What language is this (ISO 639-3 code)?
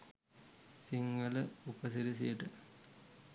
sin